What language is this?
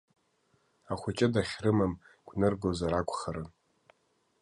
Abkhazian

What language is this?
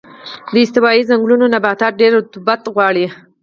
Pashto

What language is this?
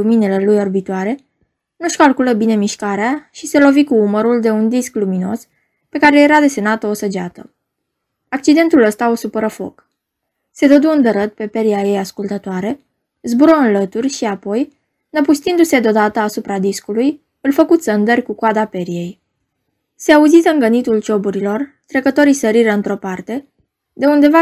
Romanian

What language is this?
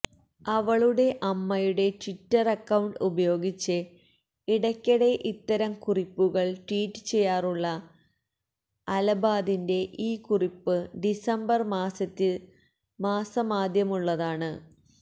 Malayalam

